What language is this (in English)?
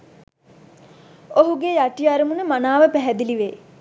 Sinhala